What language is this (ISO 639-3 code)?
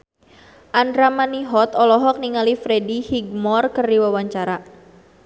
sun